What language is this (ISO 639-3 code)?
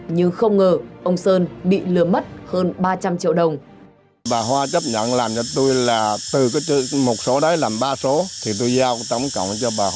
vie